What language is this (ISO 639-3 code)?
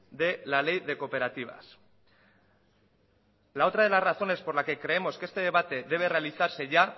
spa